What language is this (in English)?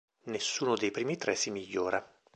Italian